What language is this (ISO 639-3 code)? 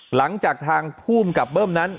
tha